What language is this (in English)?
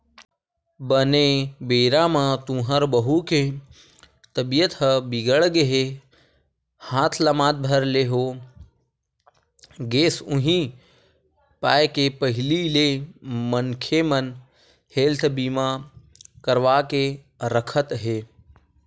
Chhattisgarhi